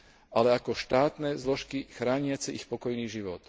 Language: Slovak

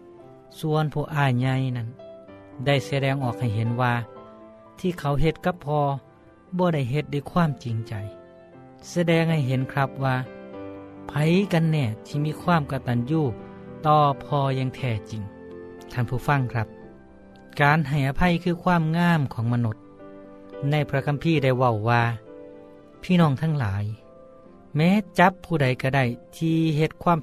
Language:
Thai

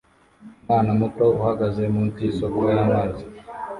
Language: Kinyarwanda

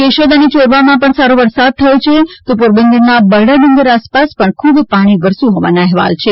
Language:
Gujarati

